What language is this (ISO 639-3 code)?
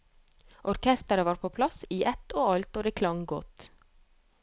nor